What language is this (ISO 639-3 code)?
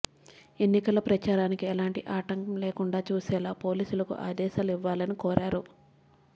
tel